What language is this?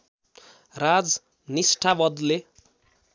Nepali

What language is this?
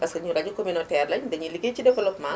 Wolof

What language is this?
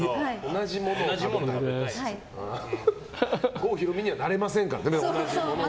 Japanese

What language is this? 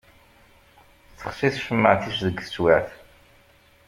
Kabyle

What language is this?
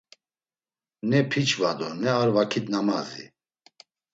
Laz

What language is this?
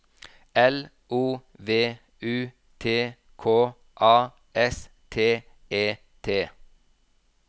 Norwegian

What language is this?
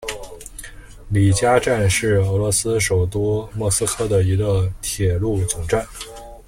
Chinese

